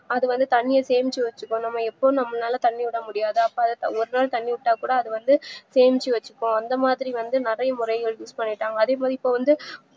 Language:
Tamil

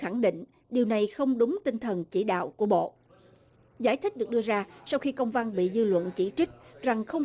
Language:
Vietnamese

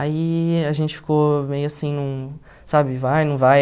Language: Portuguese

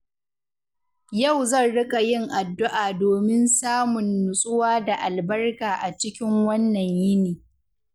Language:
Hausa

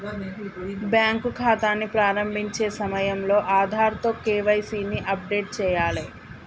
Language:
Telugu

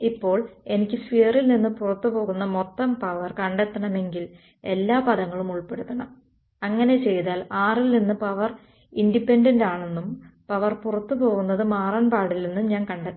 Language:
Malayalam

